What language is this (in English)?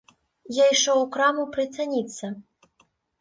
Belarusian